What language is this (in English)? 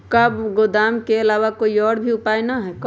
Magahi